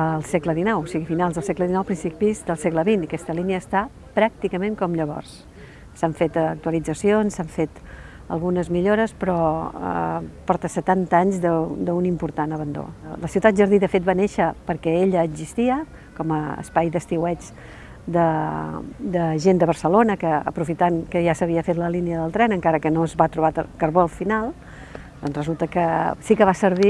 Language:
Spanish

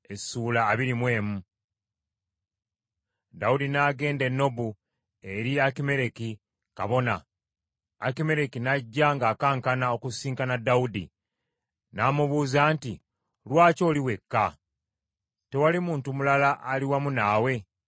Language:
Ganda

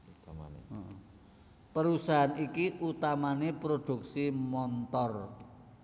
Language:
Javanese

